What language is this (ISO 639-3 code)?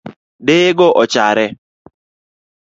luo